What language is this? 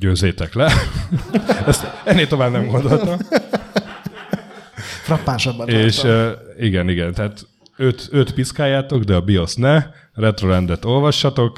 Hungarian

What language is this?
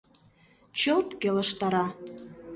Mari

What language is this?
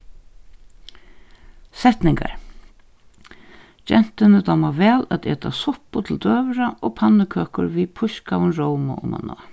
Faroese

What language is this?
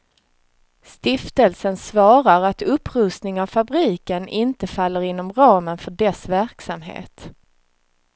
Swedish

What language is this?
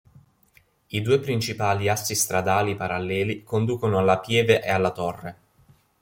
Italian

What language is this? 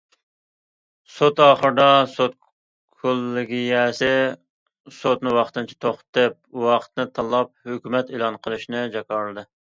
Uyghur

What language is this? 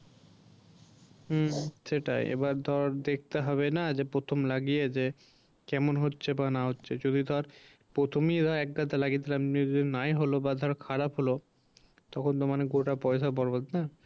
Bangla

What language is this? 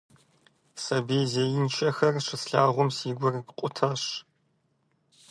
Kabardian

